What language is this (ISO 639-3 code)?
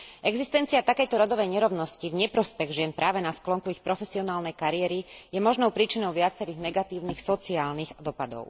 slk